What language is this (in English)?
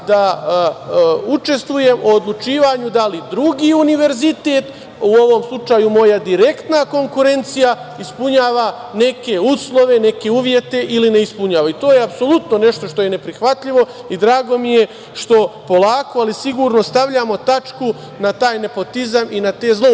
Serbian